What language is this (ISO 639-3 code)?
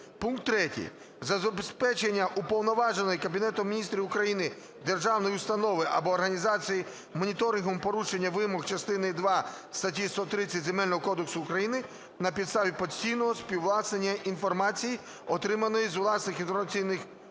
ukr